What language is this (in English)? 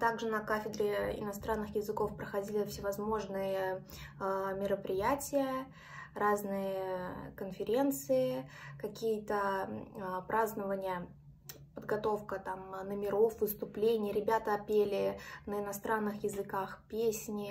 Russian